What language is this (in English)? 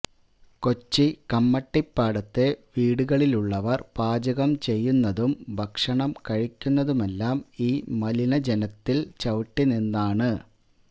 Malayalam